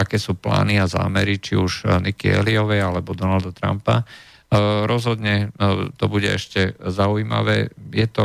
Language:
Slovak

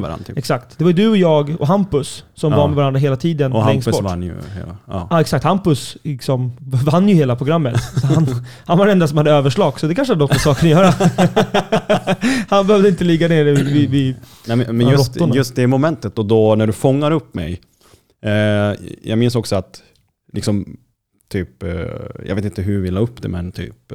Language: Swedish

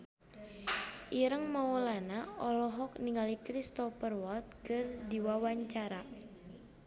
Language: Sundanese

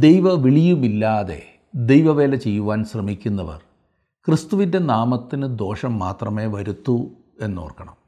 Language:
Malayalam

